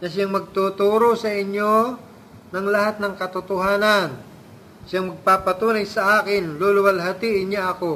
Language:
Filipino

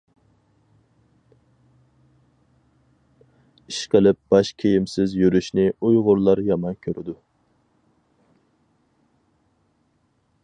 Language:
Uyghur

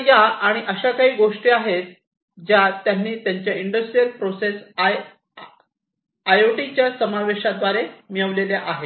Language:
Marathi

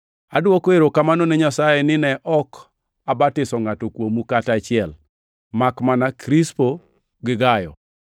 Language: Luo (Kenya and Tanzania)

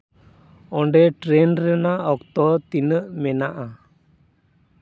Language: Santali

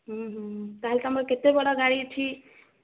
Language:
Odia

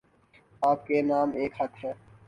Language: Urdu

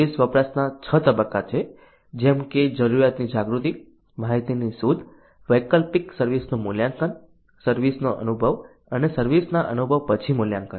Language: Gujarati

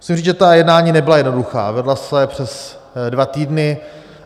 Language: Czech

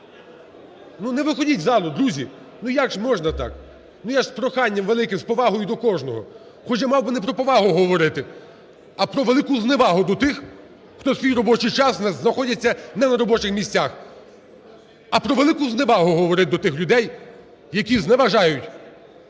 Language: Ukrainian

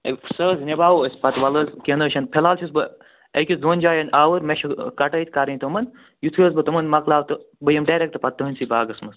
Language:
Kashmiri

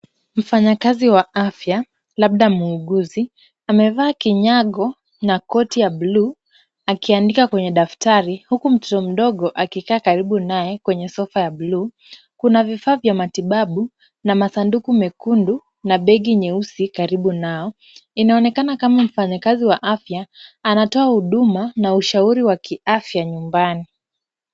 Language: Swahili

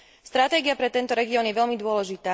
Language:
Slovak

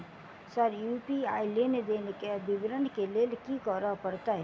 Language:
Maithili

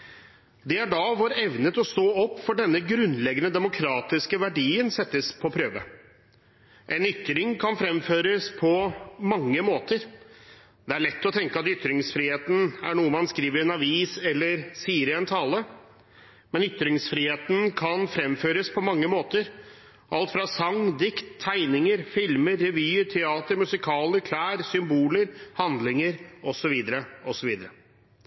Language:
Norwegian Bokmål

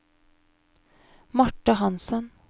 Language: Norwegian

